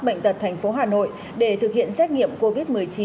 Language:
Vietnamese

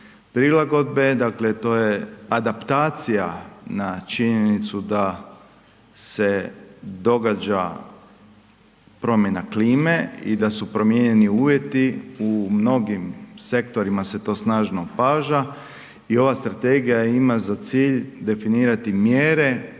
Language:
Croatian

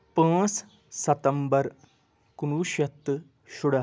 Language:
Kashmiri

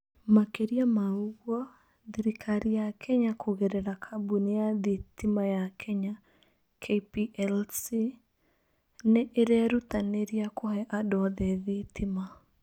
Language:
Kikuyu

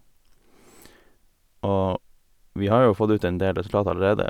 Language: Norwegian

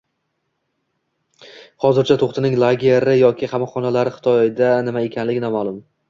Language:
Uzbek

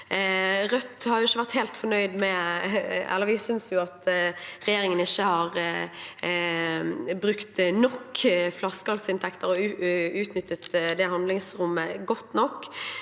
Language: Norwegian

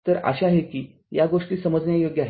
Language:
Marathi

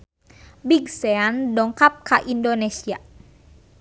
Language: Sundanese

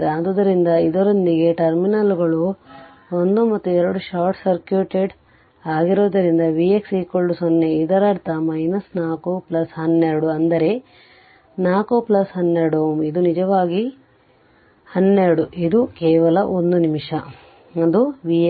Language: Kannada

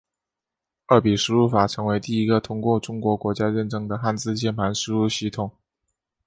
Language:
Chinese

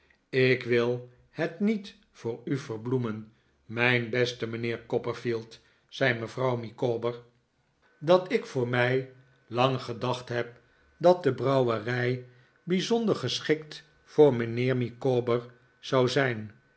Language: Dutch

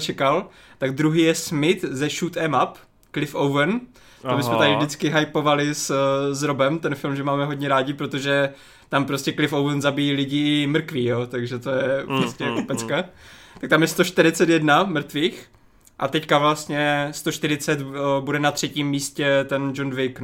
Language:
Czech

